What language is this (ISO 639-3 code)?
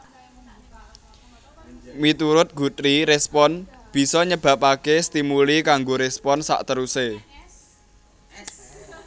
jav